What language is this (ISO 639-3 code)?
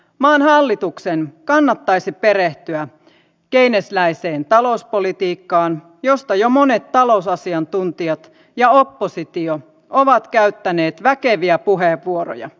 fin